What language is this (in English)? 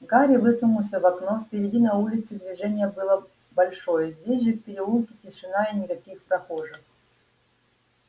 Russian